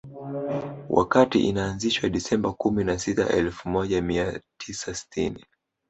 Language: Swahili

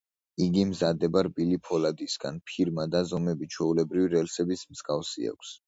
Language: Georgian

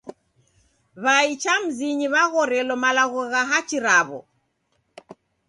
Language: Taita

